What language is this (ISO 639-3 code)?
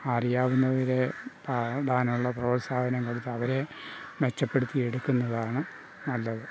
mal